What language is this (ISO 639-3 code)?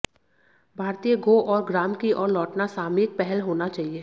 hin